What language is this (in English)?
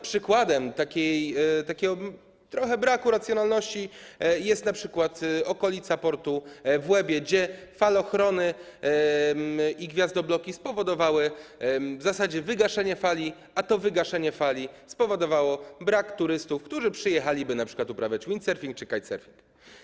Polish